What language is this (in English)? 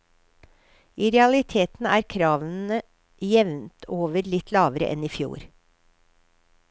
Norwegian